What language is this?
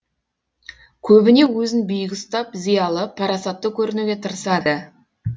Kazakh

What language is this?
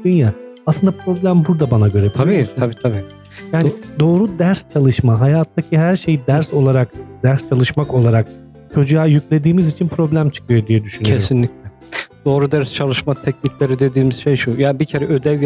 Turkish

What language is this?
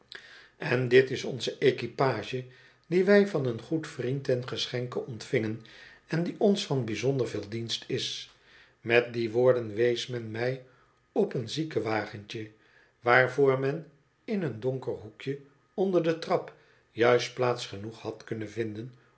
Dutch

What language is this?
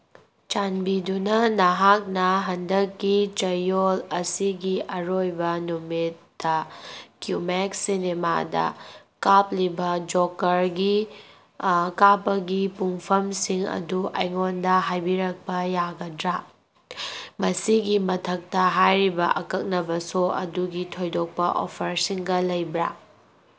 Manipuri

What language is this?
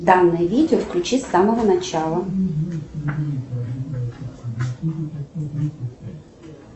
Russian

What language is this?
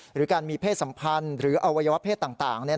Thai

